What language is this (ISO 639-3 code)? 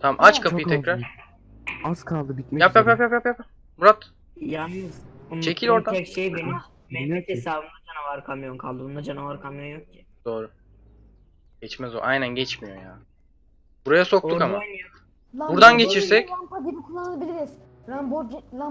tur